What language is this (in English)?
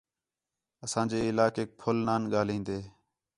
Khetrani